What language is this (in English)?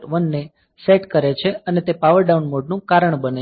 Gujarati